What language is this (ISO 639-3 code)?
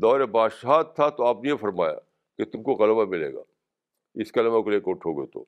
urd